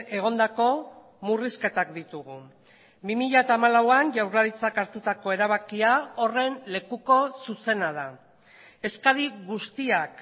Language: Basque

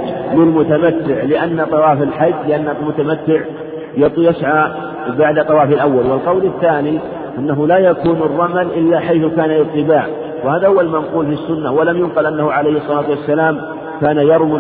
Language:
Arabic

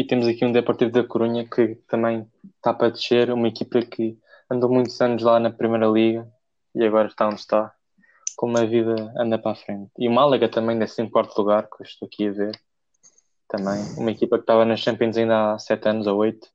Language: Portuguese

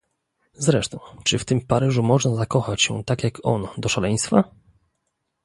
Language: Polish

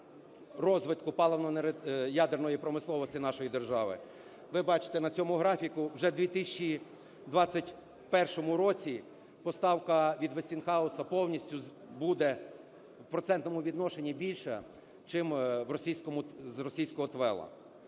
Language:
Ukrainian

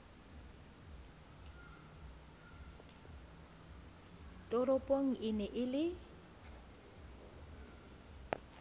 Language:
Southern Sotho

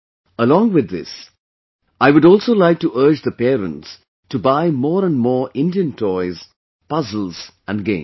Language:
English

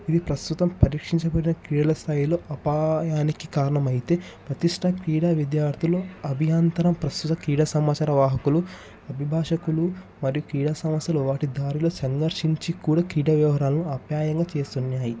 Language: Telugu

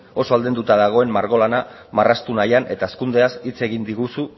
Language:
Basque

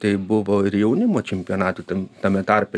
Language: Lithuanian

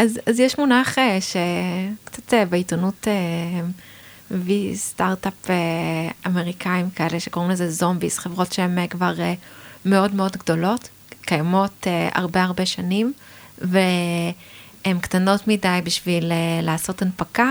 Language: Hebrew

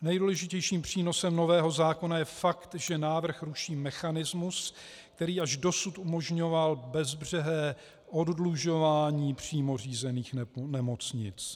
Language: Czech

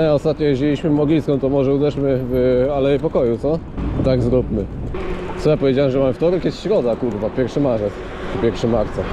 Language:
Polish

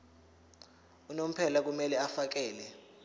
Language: Zulu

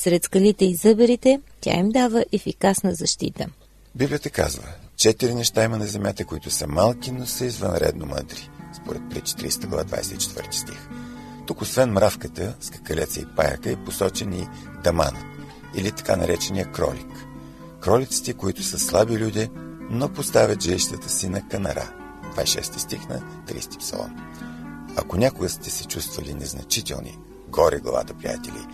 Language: Bulgarian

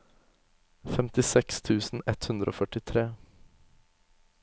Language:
Norwegian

